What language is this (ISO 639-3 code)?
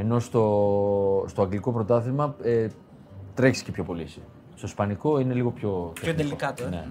ell